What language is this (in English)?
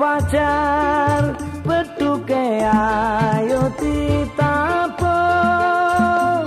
Indonesian